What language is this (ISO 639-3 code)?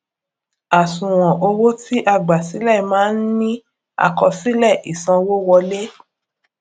yor